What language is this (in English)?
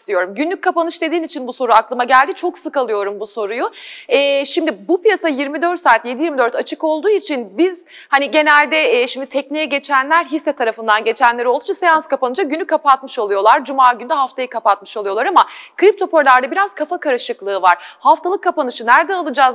Turkish